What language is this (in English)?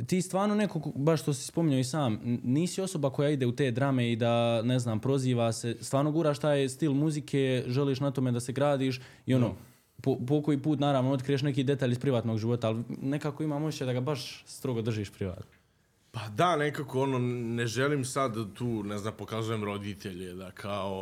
Croatian